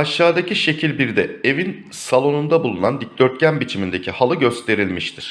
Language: Turkish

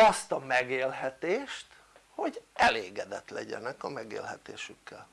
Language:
Hungarian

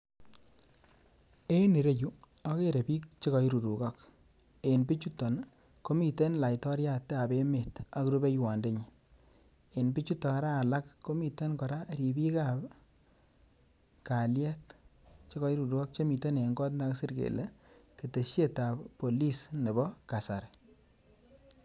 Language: Kalenjin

